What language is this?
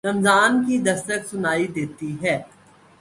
Urdu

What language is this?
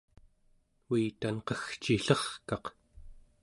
Central Yupik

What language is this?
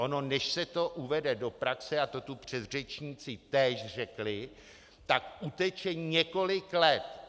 Czech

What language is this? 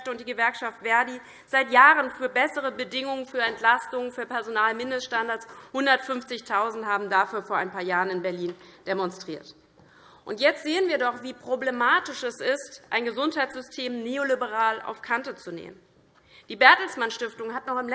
German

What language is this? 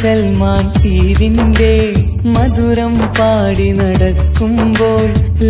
Malayalam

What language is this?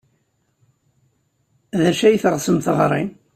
Kabyle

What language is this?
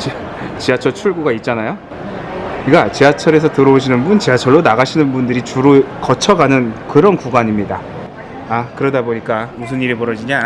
Korean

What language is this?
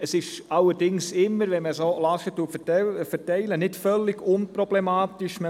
Swiss German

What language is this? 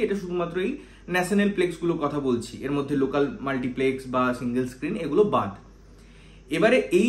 Bangla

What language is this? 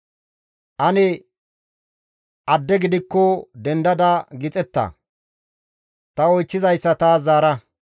Gamo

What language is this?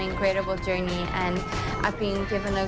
Thai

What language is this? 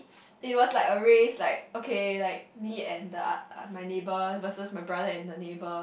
English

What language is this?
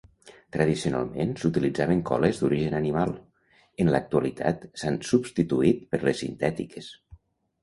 Catalan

